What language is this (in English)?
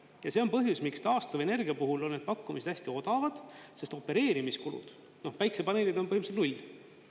Estonian